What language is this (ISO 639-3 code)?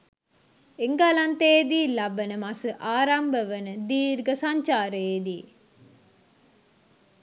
sin